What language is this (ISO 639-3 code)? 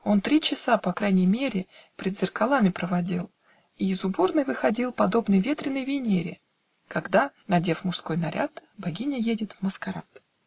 rus